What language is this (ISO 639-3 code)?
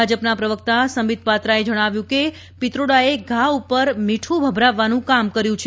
guj